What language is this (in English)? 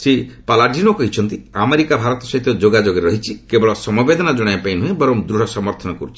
Odia